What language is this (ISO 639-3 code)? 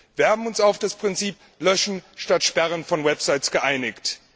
deu